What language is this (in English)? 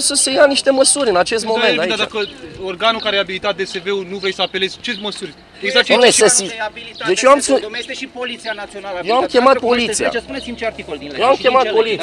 Romanian